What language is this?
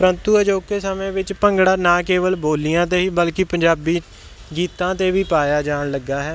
Punjabi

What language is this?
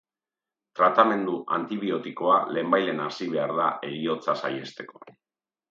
Basque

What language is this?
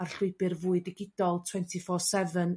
Welsh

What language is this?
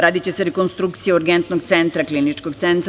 Serbian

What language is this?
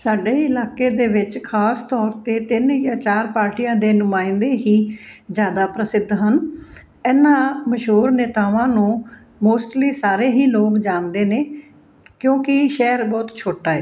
Punjabi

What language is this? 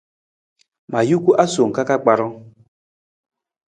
Nawdm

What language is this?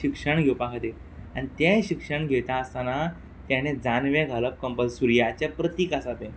Konkani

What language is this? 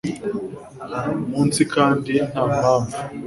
Kinyarwanda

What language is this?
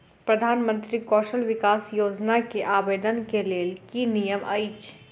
Maithili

